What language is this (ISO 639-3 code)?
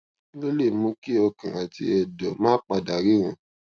yor